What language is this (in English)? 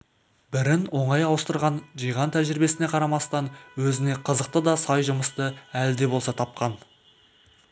Kazakh